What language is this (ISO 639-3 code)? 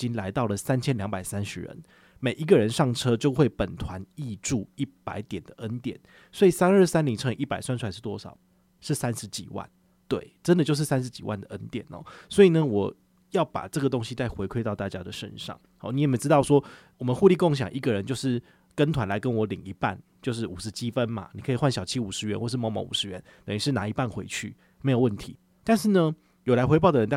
zho